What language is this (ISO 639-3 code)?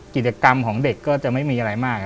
tha